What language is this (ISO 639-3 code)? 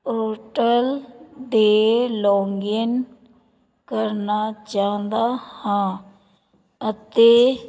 pan